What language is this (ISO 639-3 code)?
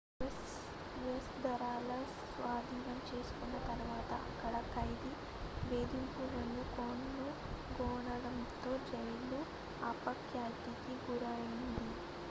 tel